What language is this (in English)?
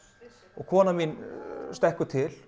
Icelandic